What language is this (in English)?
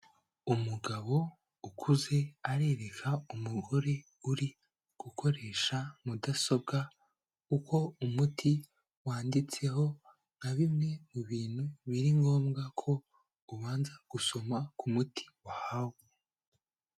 Kinyarwanda